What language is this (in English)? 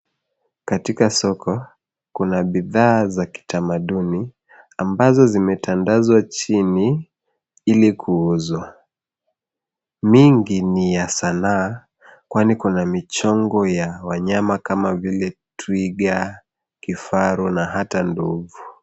Swahili